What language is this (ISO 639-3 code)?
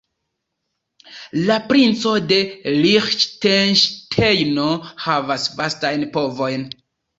epo